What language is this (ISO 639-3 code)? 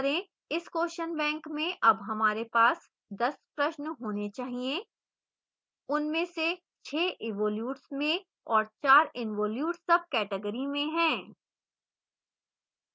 hin